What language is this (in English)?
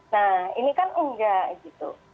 Indonesian